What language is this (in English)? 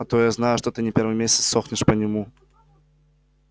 Russian